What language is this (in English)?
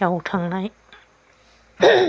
Bodo